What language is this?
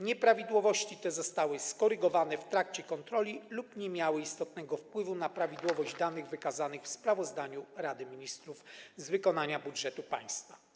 Polish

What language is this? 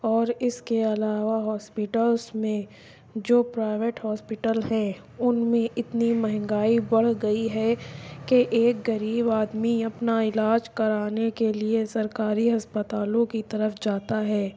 Urdu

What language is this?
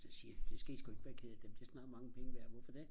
Danish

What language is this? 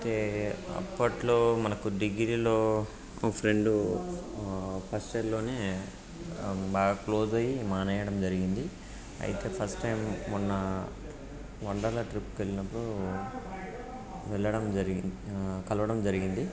Telugu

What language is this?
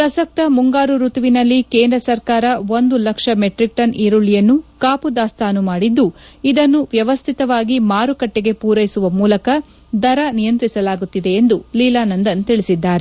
Kannada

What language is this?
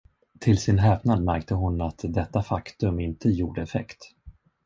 Swedish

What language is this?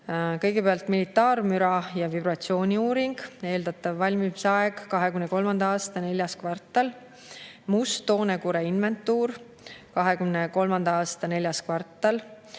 Estonian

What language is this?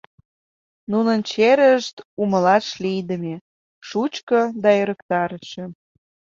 Mari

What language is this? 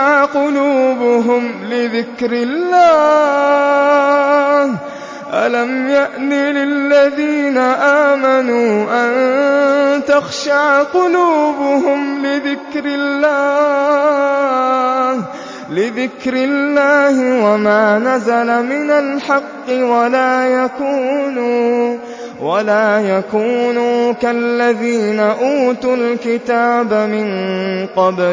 Arabic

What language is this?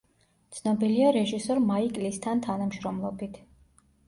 Georgian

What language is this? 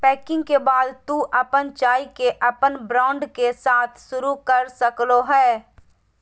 Magahi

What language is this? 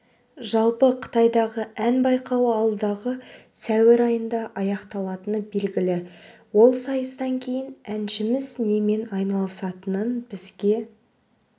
Kazakh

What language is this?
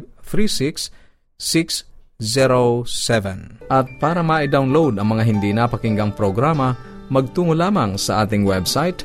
Filipino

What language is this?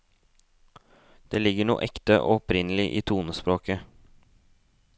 Norwegian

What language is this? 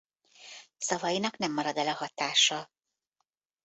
Hungarian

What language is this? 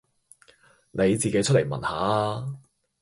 Cantonese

